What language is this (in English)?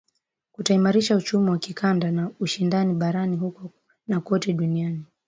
Swahili